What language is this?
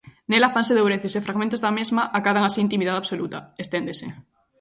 Galician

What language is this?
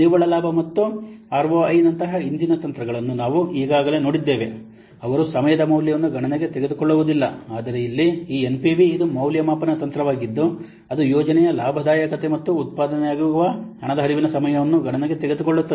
Kannada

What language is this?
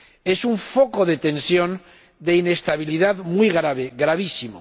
Spanish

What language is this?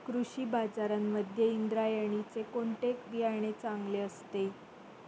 Marathi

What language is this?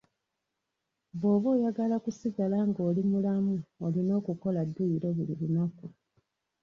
Ganda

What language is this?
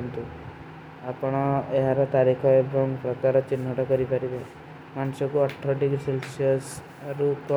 Kui (India)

